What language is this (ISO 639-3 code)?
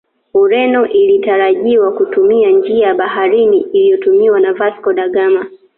swa